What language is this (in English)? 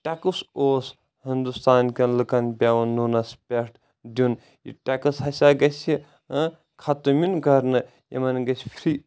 Kashmiri